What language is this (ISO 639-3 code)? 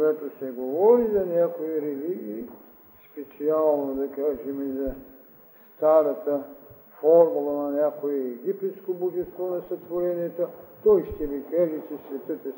bul